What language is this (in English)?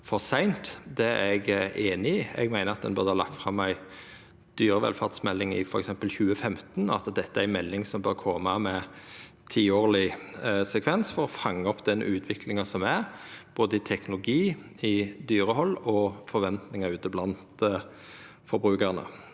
Norwegian